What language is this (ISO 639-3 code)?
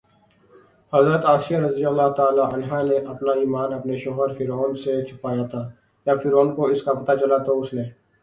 urd